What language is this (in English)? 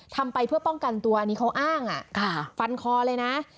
Thai